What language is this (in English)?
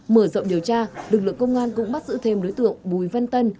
Vietnamese